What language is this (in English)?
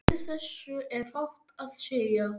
Icelandic